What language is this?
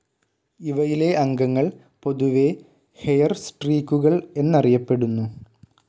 Malayalam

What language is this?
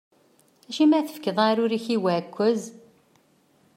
Kabyle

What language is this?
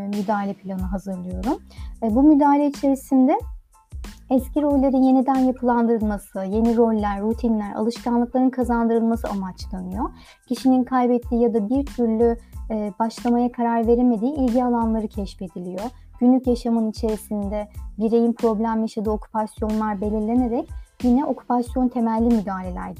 Turkish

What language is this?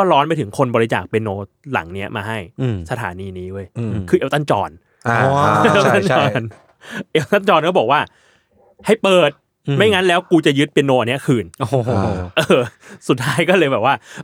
Thai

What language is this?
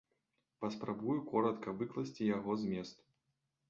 Belarusian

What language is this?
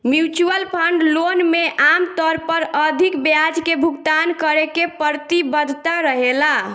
Bhojpuri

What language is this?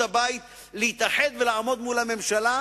Hebrew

